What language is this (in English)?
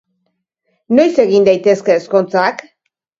Basque